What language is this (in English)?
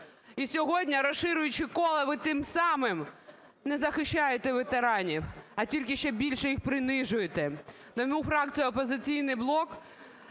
Ukrainian